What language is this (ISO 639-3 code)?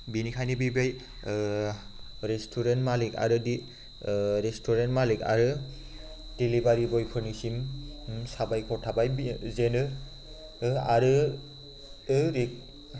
brx